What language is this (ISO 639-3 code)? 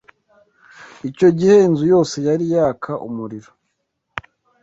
kin